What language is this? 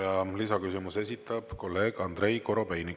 Estonian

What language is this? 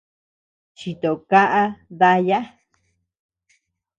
Tepeuxila Cuicatec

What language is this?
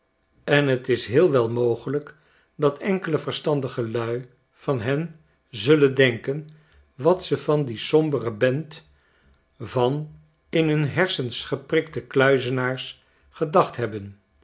Dutch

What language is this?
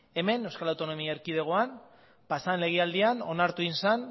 Basque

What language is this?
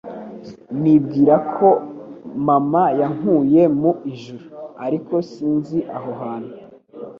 Kinyarwanda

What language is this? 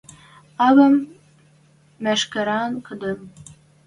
Western Mari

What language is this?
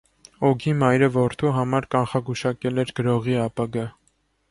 Armenian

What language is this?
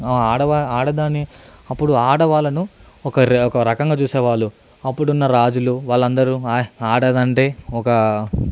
Telugu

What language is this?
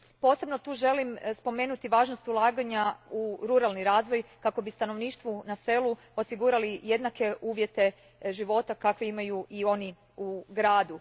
Croatian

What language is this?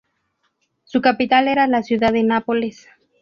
Spanish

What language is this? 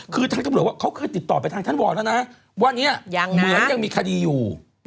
Thai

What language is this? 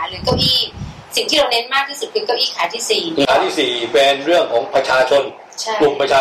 Thai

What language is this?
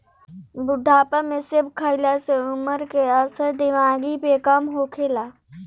Bhojpuri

